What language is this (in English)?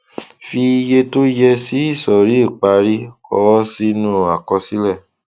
Yoruba